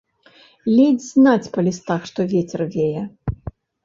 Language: Belarusian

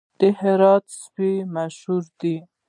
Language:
Pashto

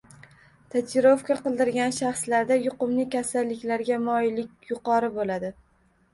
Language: Uzbek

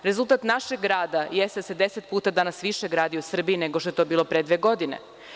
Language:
Serbian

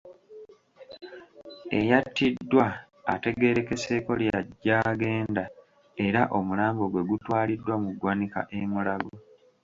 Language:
Ganda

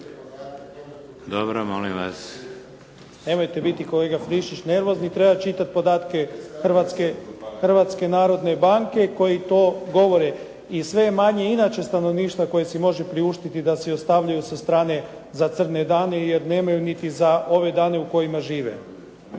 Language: Croatian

